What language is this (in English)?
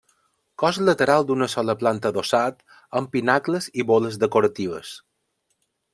Catalan